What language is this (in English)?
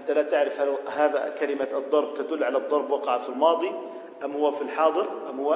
Arabic